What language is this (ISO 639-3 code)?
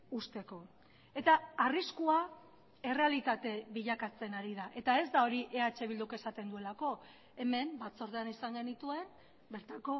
eus